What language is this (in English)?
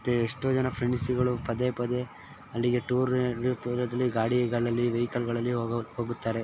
Kannada